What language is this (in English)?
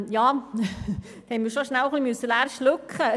Swiss German